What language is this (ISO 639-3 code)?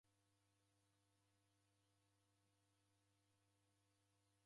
dav